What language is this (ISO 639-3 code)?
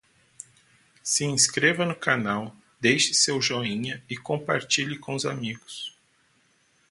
por